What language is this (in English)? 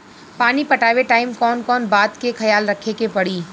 Bhojpuri